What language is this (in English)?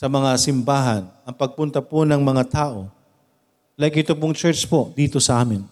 Filipino